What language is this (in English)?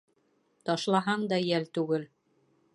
Bashkir